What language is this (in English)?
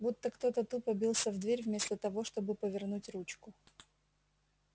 Russian